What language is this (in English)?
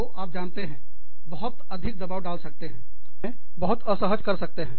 Hindi